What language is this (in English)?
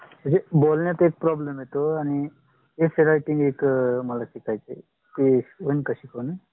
Marathi